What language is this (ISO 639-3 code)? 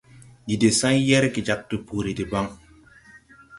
tui